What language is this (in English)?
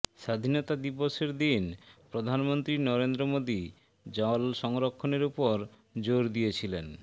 Bangla